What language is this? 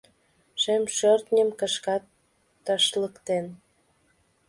Mari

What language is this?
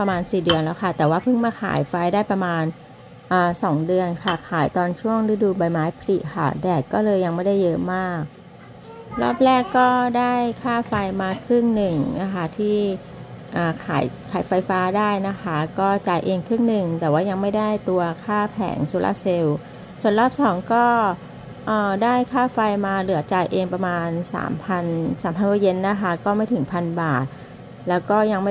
Thai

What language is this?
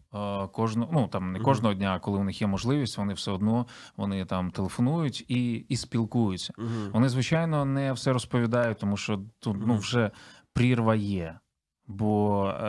Ukrainian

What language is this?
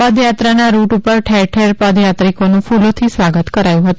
Gujarati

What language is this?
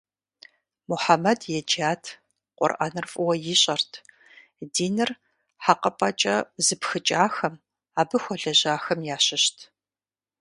Kabardian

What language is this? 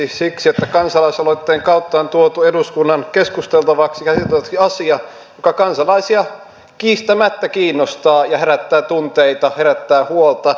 Finnish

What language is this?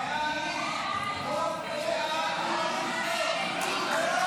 Hebrew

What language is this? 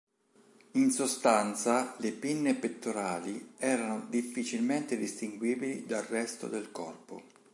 Italian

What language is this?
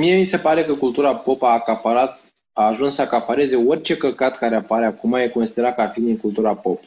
Romanian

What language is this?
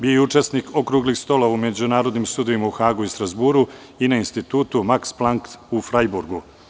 Serbian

